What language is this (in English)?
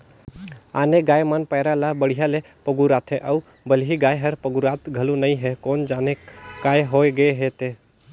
Chhattisgarhi